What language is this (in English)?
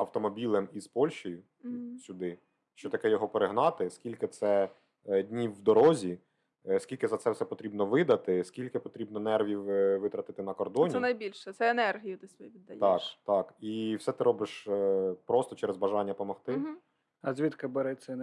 Ukrainian